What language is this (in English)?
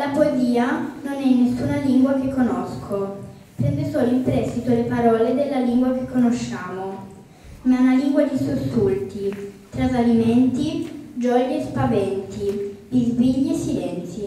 Italian